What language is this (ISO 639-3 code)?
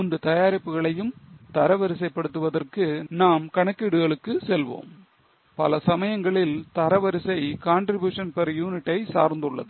tam